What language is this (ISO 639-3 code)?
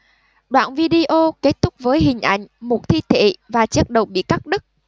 vie